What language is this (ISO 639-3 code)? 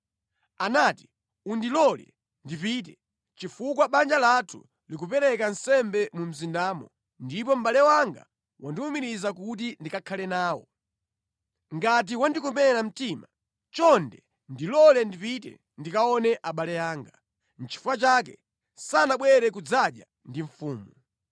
nya